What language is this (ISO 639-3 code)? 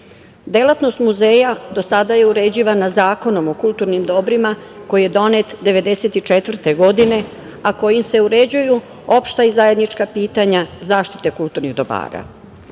srp